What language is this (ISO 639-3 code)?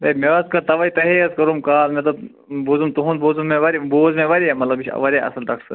kas